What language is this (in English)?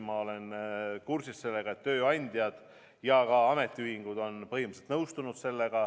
Estonian